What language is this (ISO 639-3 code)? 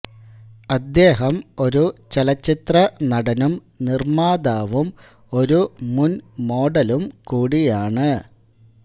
mal